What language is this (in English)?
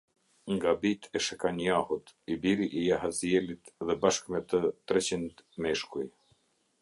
Albanian